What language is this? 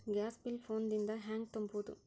Kannada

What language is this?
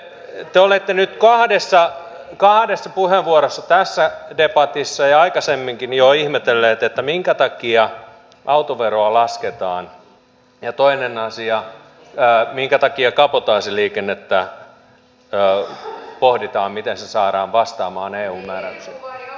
Finnish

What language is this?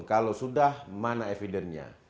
Indonesian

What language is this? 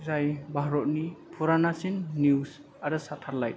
Bodo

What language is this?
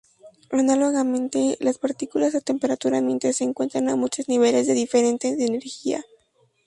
Spanish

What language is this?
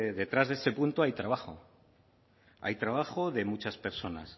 Spanish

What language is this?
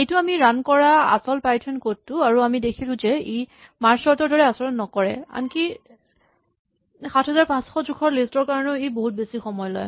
Assamese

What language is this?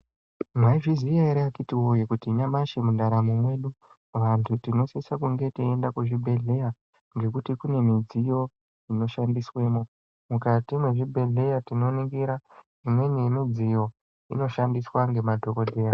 Ndau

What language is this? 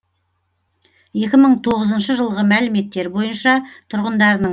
Kazakh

